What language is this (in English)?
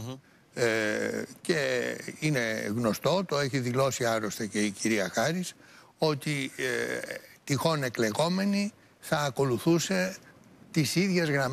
Greek